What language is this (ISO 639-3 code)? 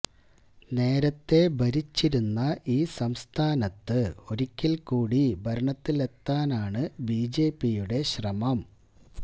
mal